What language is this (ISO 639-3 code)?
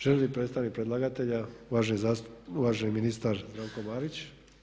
hrv